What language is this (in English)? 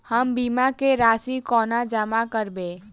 Maithili